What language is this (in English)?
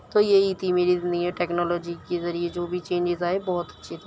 Urdu